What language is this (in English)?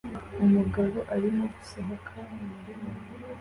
Kinyarwanda